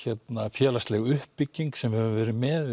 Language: Icelandic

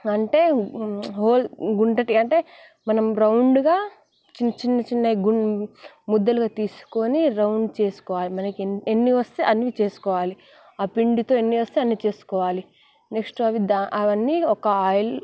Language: Telugu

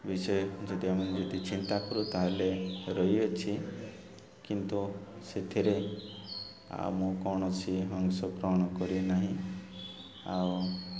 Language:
Odia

